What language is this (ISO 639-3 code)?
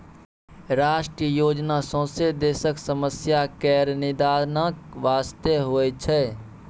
mai